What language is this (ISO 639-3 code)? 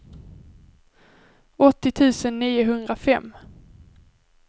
swe